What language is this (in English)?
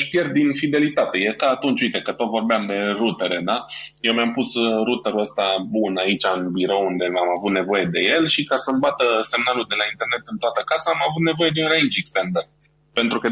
Romanian